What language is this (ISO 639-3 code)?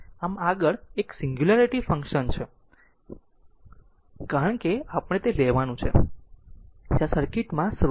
guj